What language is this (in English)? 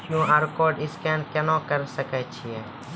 Maithili